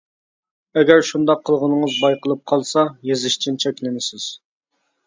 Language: Uyghur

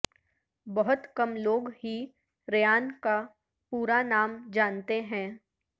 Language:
Urdu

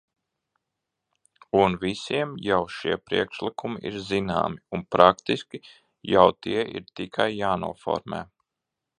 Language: Latvian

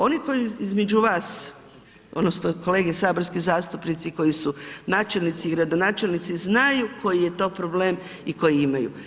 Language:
Croatian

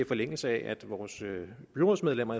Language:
Danish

